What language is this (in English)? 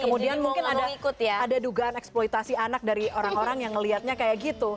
Indonesian